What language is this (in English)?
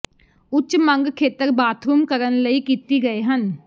Punjabi